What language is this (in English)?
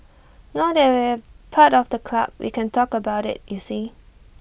English